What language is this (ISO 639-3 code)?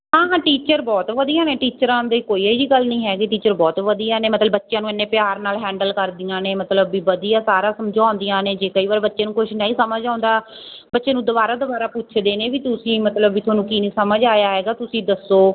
pan